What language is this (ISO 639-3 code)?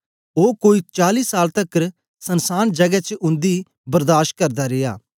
doi